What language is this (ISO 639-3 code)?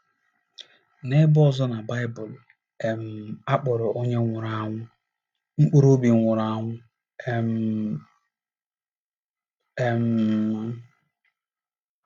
ibo